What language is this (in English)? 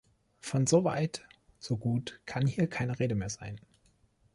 German